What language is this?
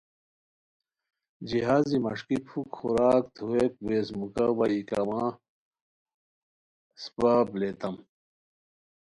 Khowar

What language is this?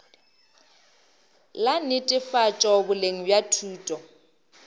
Northern Sotho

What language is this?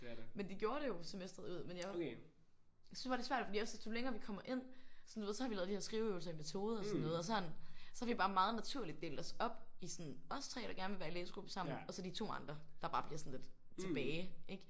Danish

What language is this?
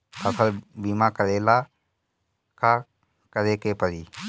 Bhojpuri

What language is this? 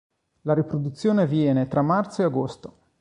Italian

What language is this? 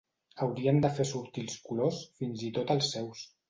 Catalan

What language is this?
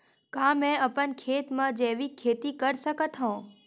Chhattisgarhi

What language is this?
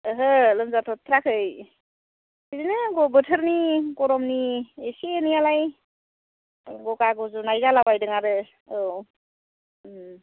Bodo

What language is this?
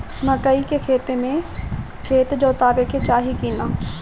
Bhojpuri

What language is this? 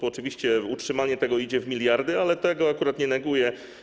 Polish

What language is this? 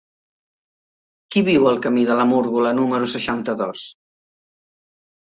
Catalan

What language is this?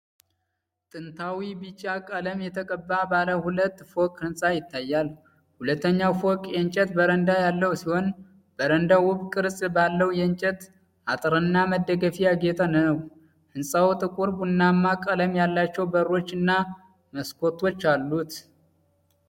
Amharic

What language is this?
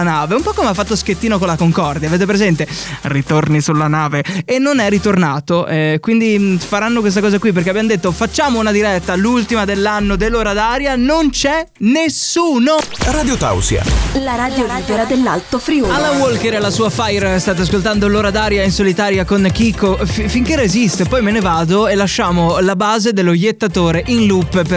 Italian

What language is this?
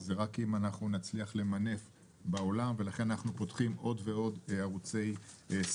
Hebrew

